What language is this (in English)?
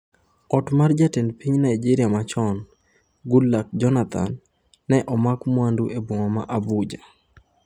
Luo (Kenya and Tanzania)